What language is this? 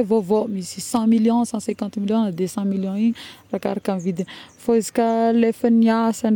Northern Betsimisaraka Malagasy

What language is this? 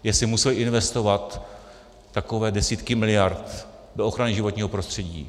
Czech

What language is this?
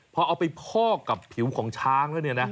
Thai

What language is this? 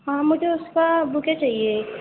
Urdu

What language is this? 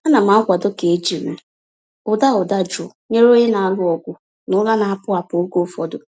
Igbo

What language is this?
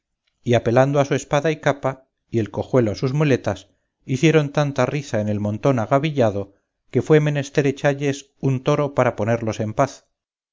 Spanish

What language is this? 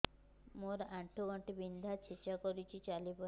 Odia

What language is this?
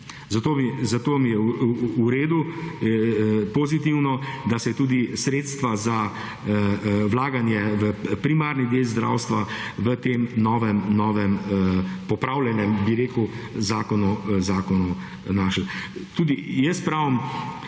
Slovenian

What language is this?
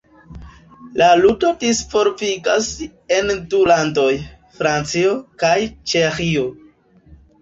Esperanto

